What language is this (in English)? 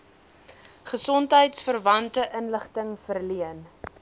Afrikaans